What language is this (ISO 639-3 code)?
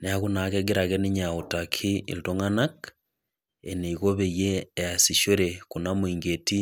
mas